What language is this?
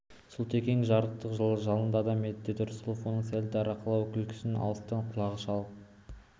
Kazakh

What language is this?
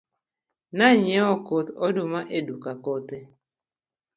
Luo (Kenya and Tanzania)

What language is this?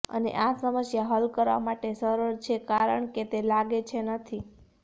Gujarati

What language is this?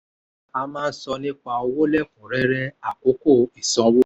Yoruba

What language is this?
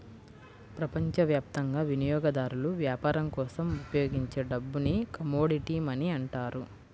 Telugu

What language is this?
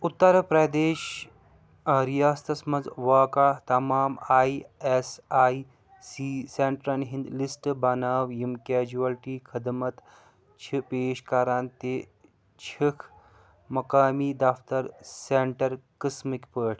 Kashmiri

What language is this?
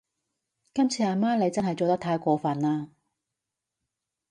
Cantonese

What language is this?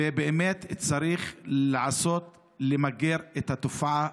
Hebrew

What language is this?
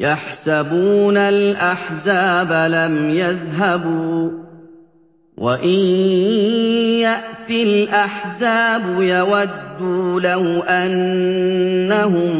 Arabic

